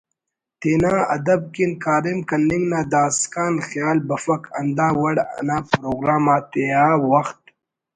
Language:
Brahui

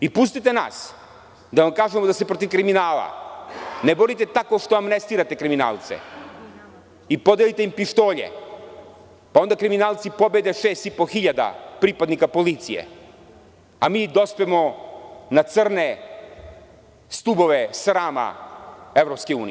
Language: Serbian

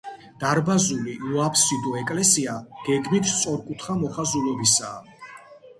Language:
Georgian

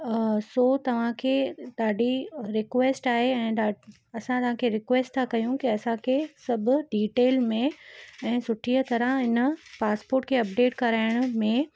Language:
Sindhi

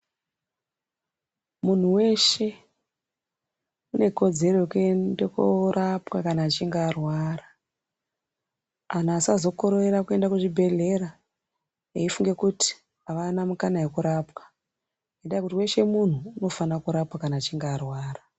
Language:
Ndau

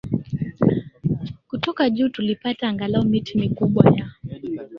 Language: Swahili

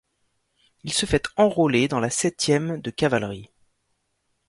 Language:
French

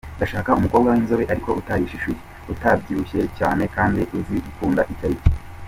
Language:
Kinyarwanda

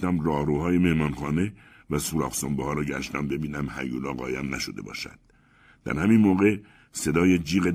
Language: Persian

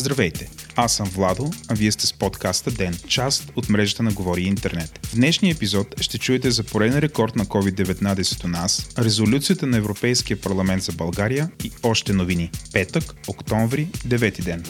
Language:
Bulgarian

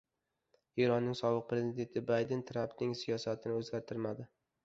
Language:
Uzbek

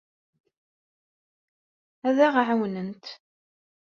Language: Kabyle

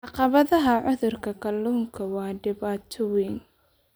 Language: Somali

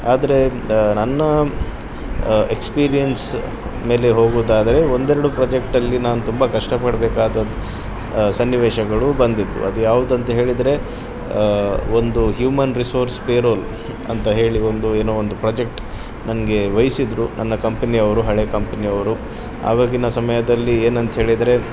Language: Kannada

